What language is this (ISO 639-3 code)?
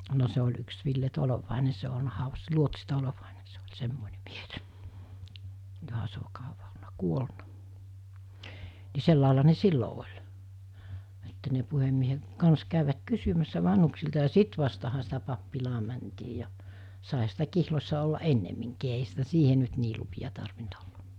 fin